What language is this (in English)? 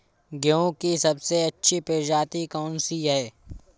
Hindi